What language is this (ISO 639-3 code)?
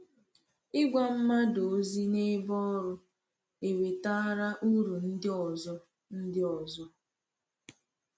ibo